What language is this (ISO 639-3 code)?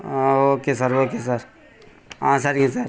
tam